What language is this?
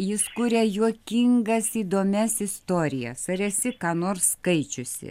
Lithuanian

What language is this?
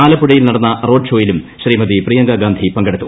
Malayalam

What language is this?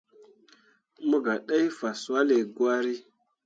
Mundang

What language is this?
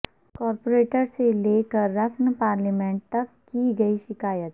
Urdu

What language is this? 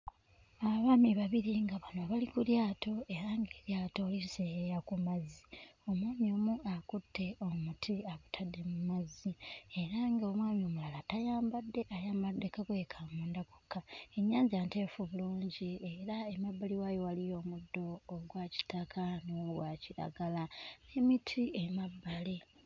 Ganda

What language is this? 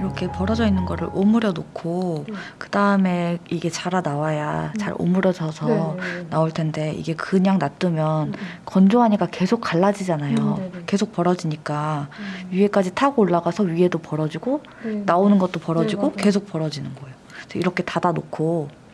Korean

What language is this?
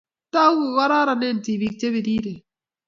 Kalenjin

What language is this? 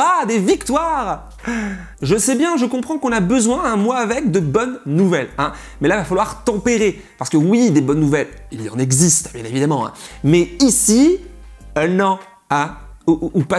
French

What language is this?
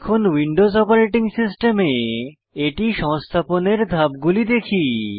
Bangla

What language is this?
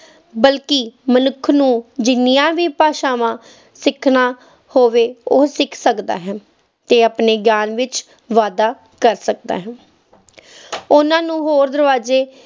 Punjabi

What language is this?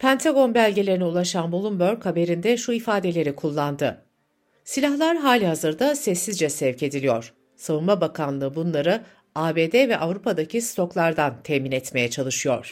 Turkish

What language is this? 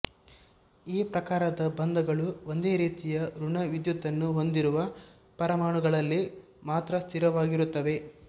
Kannada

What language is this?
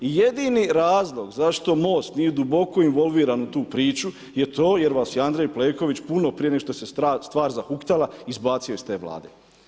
Croatian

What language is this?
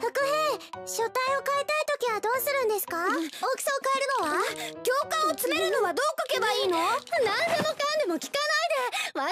Japanese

